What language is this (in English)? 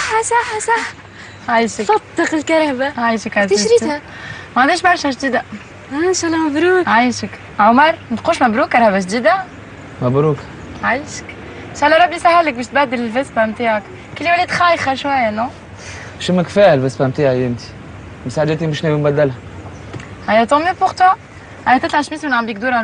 Arabic